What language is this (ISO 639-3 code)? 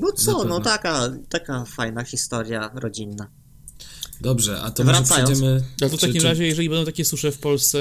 pol